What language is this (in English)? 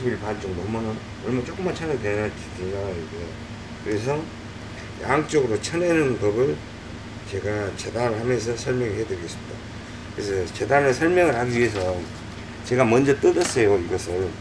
Korean